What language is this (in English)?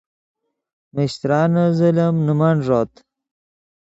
Yidgha